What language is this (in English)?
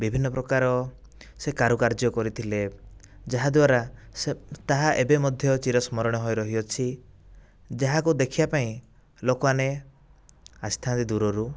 Odia